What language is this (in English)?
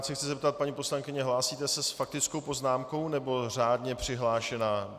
Czech